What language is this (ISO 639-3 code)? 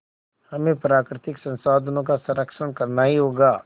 hin